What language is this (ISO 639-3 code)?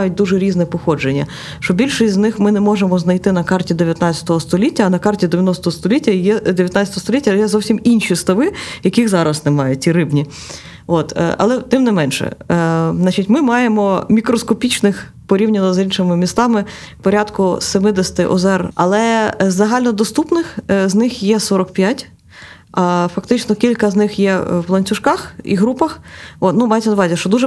ukr